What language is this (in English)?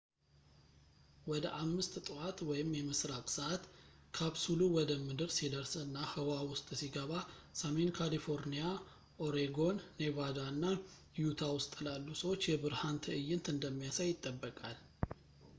Amharic